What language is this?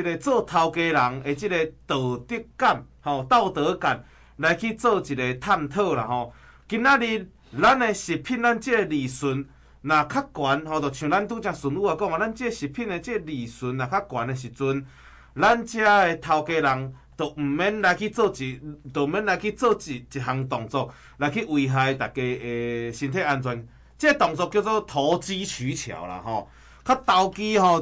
Chinese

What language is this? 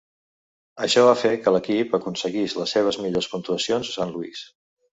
Catalan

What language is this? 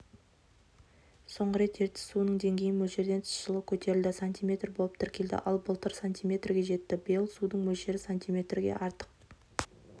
Kazakh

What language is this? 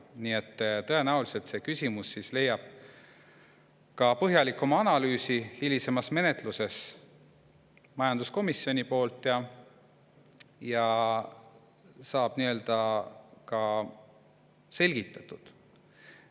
Estonian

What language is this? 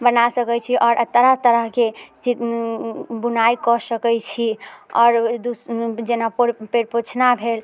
Maithili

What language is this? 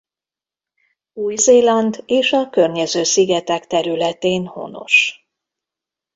Hungarian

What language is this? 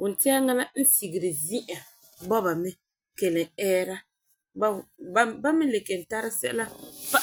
Frafra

